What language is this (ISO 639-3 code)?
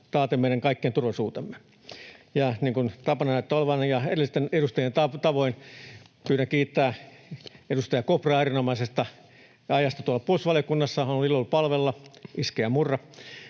fin